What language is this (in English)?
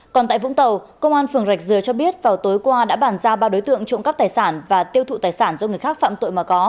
Vietnamese